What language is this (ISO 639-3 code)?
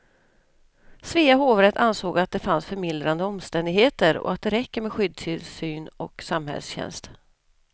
swe